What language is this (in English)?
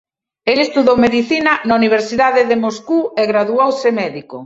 Galician